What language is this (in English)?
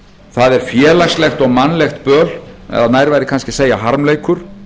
Icelandic